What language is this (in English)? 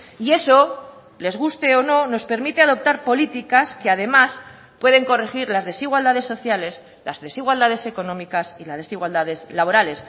Spanish